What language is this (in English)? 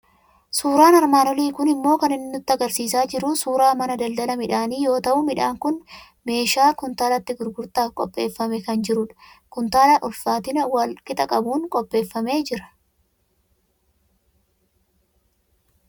Oromo